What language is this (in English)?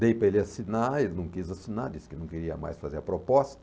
Portuguese